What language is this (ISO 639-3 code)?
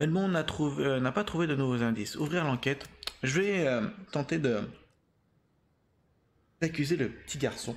fra